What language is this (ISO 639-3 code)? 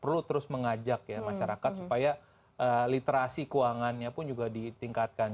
ind